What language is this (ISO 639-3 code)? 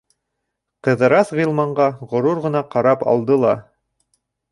bak